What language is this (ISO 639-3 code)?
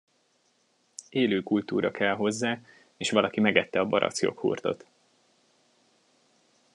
hun